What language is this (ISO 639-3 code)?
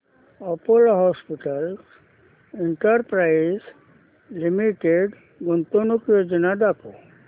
mar